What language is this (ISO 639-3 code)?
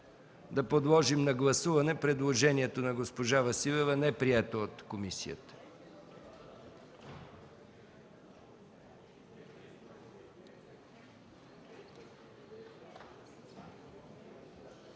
bul